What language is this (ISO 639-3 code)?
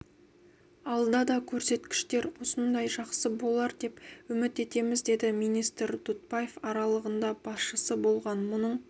kaz